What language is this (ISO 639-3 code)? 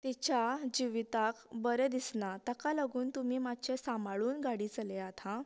kok